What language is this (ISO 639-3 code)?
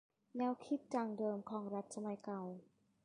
tha